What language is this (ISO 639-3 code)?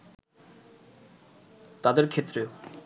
ben